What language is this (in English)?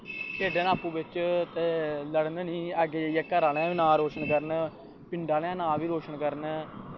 Dogri